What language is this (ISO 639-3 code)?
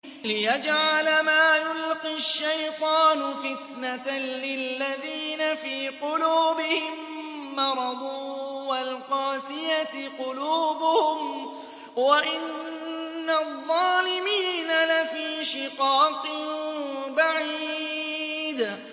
ara